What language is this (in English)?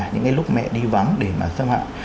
Vietnamese